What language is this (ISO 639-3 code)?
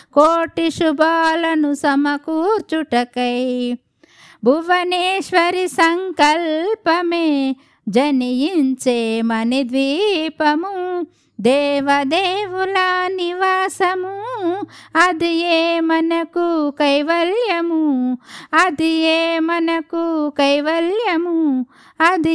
tel